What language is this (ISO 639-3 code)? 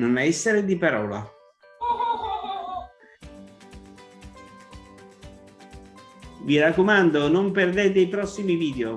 ita